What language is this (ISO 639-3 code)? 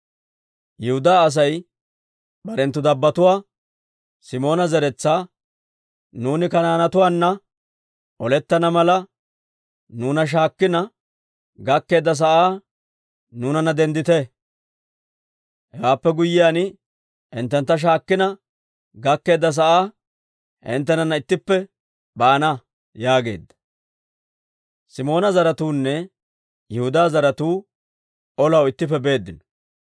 dwr